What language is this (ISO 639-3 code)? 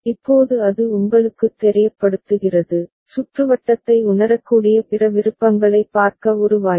tam